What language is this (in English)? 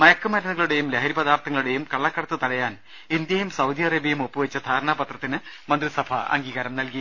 Malayalam